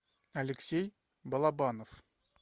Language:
Russian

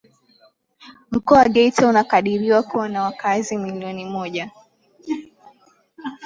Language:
Swahili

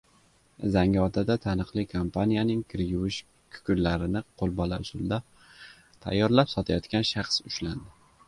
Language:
Uzbek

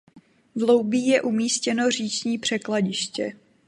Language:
Czech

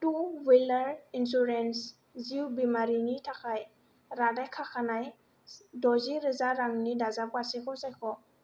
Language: Bodo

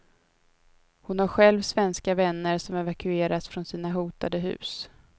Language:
Swedish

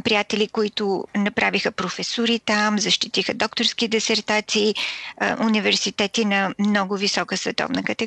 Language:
Bulgarian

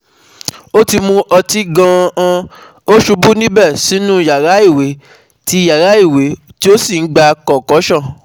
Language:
Yoruba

